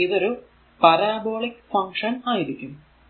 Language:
Malayalam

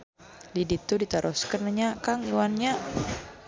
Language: Sundanese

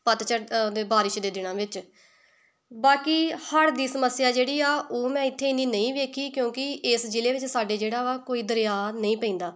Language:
Punjabi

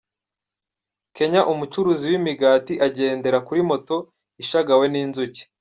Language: Kinyarwanda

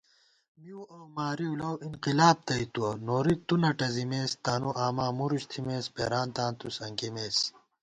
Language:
Gawar-Bati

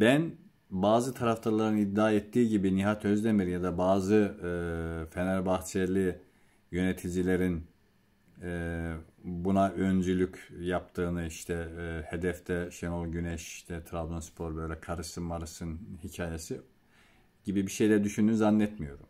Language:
Turkish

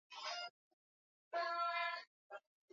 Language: Swahili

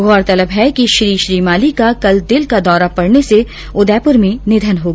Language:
Hindi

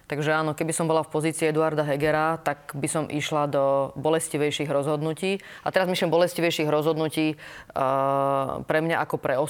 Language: Slovak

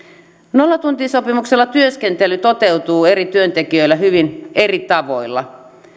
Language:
Finnish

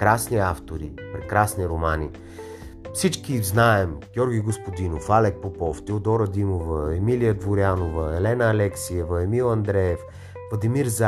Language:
Bulgarian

